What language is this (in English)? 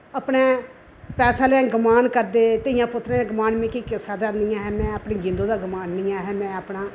Dogri